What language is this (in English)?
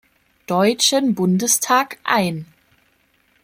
German